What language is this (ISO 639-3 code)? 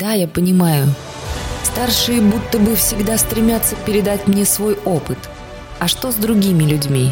rus